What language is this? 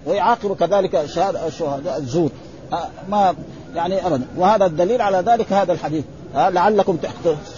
Arabic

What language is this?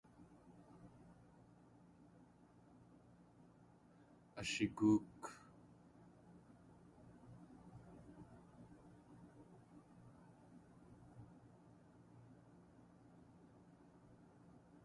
Tlingit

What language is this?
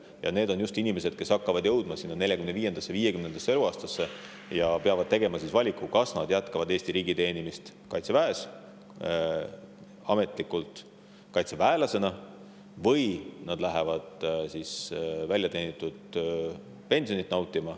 Estonian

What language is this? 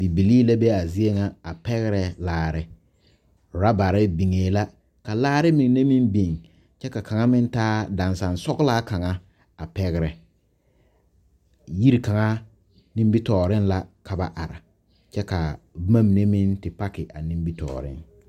Southern Dagaare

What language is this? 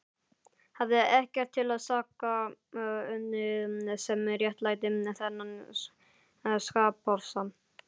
Icelandic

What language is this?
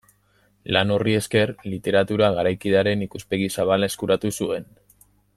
Basque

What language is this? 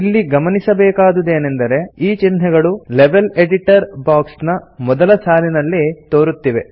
Kannada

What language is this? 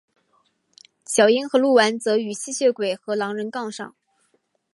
Chinese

